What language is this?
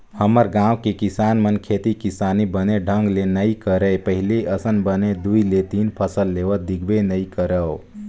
Chhattisgarhi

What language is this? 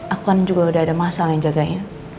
Indonesian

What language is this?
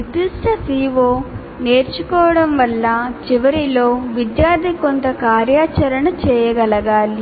Telugu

